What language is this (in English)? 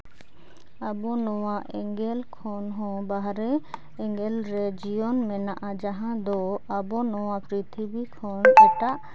Santali